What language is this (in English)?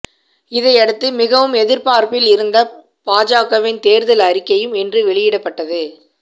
Tamil